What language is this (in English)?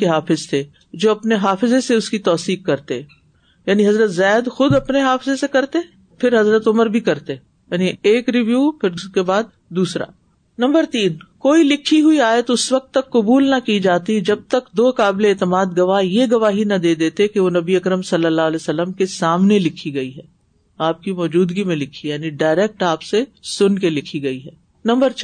Urdu